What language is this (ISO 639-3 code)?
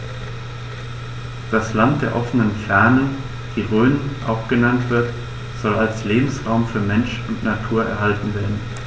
deu